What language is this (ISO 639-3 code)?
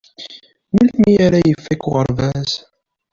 kab